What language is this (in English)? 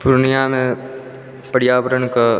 Maithili